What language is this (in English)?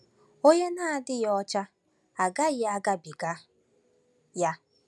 Igbo